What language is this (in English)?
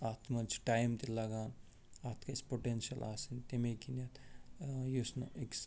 Kashmiri